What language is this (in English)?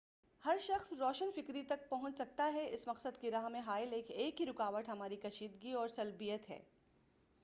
Urdu